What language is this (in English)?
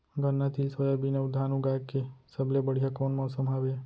Chhattisgarhi